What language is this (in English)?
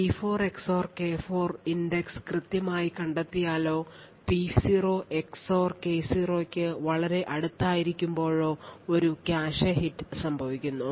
Malayalam